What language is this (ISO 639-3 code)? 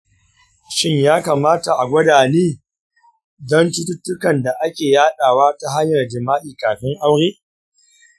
hau